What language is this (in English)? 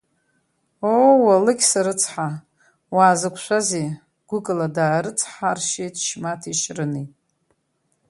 Abkhazian